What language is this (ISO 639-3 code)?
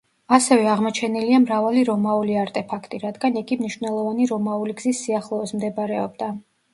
kat